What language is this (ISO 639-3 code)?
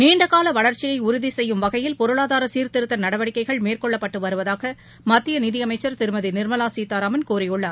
tam